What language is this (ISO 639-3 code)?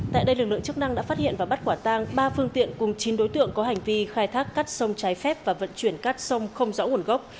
vie